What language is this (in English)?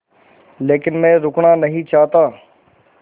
Hindi